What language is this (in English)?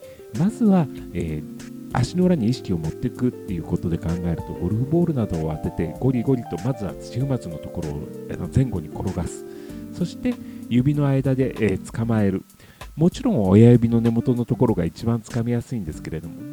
Japanese